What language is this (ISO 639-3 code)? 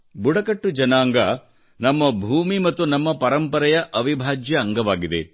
kan